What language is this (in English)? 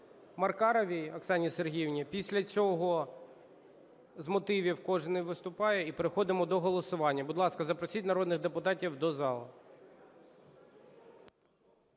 Ukrainian